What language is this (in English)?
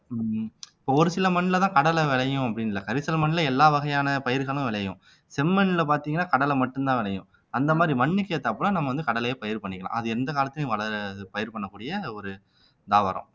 Tamil